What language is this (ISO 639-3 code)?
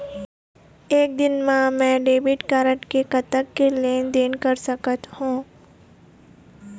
hne